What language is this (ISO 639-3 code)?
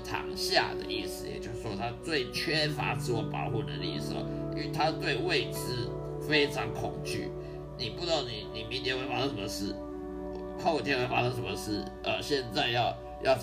zho